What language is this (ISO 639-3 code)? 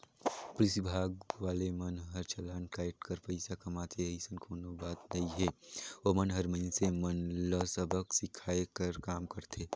hne